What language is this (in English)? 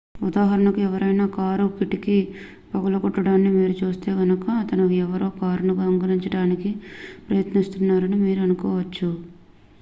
Telugu